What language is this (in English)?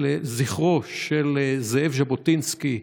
Hebrew